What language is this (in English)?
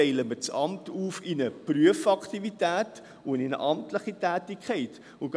Swiss German